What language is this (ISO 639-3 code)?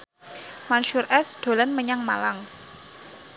jav